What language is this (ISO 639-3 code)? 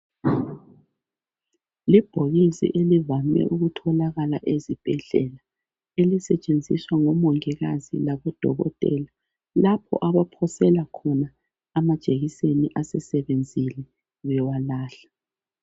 nde